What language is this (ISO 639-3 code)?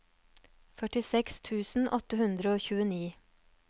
nor